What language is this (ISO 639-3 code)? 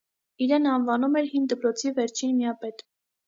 hye